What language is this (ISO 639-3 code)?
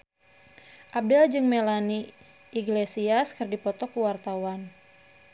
sun